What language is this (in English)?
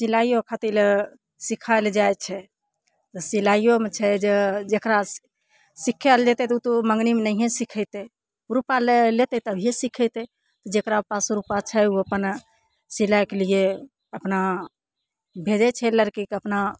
Maithili